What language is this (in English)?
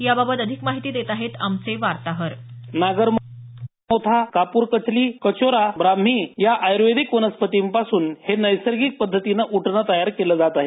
Marathi